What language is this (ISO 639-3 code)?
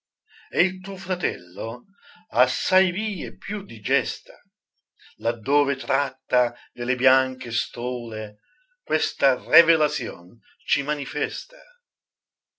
ita